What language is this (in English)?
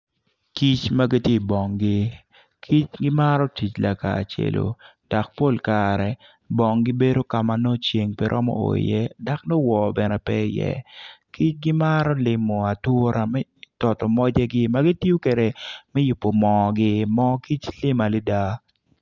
Acoli